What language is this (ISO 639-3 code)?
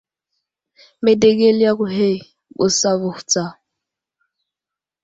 udl